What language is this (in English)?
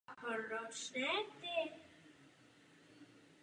Czech